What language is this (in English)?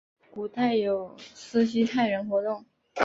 Chinese